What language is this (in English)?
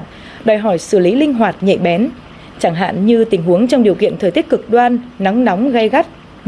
Vietnamese